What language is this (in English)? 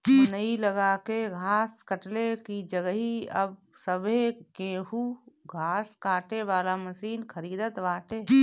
Bhojpuri